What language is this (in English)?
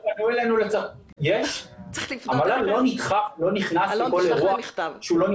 Hebrew